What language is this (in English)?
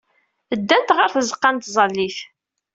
Kabyle